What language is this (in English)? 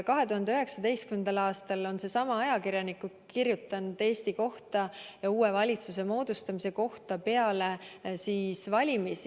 Estonian